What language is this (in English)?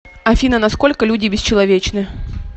Russian